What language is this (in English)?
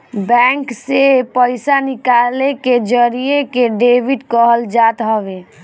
Bhojpuri